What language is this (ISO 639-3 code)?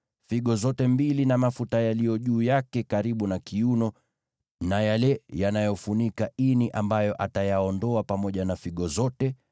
swa